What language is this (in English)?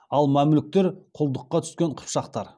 Kazakh